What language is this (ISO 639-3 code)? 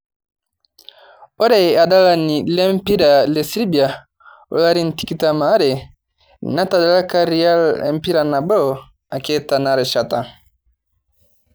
mas